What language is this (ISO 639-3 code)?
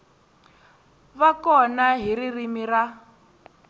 tso